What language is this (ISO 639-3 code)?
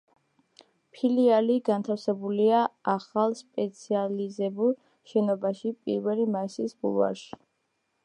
kat